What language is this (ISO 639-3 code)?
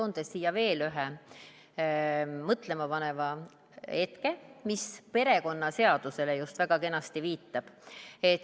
est